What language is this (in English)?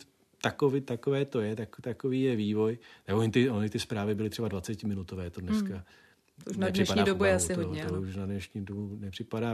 Czech